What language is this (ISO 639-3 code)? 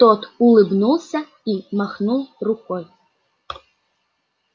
rus